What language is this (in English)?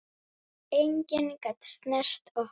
Icelandic